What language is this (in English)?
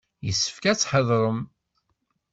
Kabyle